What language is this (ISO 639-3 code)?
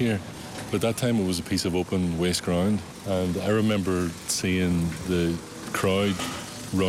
nld